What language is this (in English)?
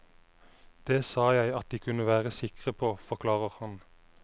Norwegian